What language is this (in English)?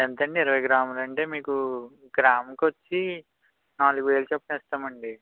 Telugu